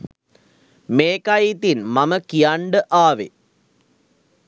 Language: Sinhala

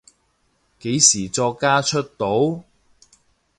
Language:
Cantonese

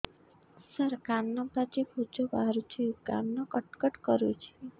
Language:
Odia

